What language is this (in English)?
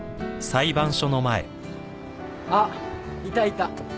Japanese